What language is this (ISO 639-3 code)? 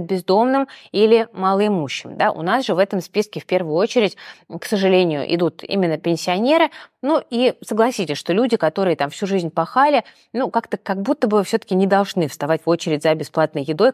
rus